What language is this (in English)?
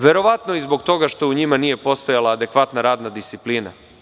Serbian